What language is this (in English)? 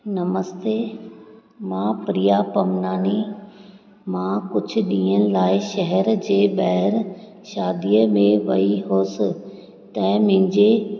Sindhi